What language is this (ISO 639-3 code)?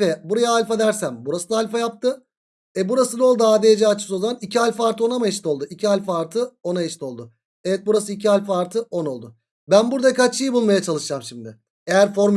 tur